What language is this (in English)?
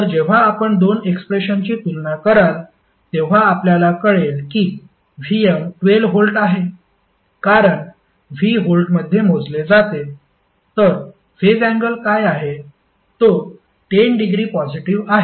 Marathi